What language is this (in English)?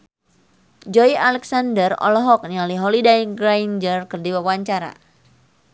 Sundanese